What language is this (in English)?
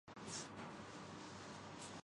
Urdu